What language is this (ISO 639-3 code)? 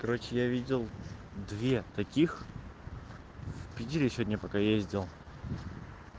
rus